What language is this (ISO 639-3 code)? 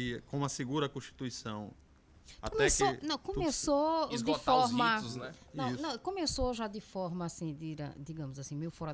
por